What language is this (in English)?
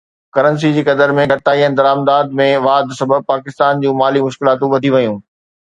Sindhi